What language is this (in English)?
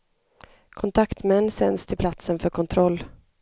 Swedish